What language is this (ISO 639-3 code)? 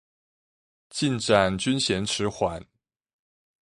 zho